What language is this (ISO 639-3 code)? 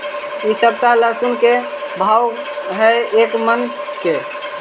mag